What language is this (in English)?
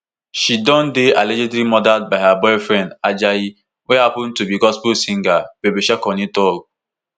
Nigerian Pidgin